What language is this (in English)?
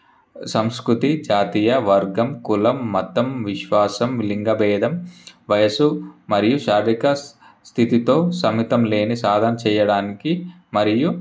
Telugu